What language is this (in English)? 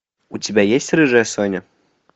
Russian